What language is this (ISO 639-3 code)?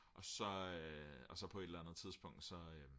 dan